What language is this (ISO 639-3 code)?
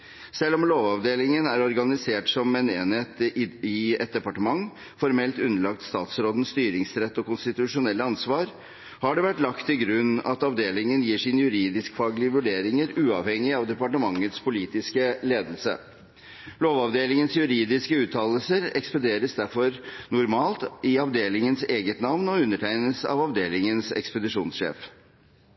nob